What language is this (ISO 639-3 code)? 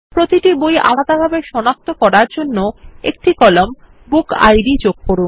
ben